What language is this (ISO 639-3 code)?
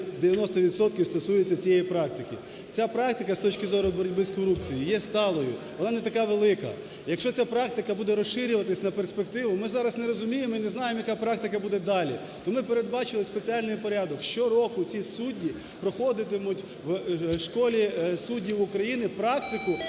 ukr